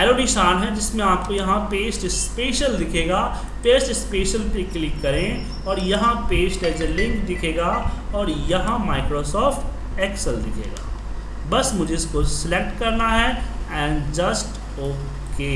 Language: Hindi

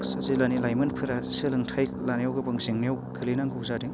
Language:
Bodo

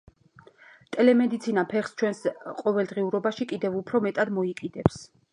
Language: Georgian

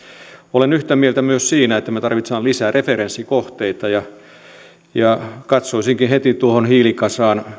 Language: Finnish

